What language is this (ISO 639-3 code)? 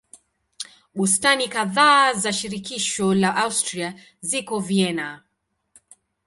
swa